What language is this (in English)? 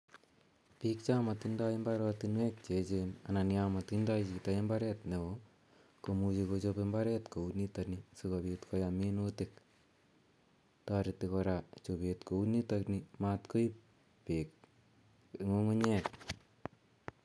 Kalenjin